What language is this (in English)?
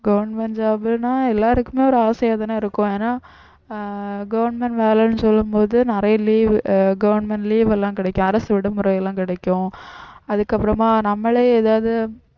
Tamil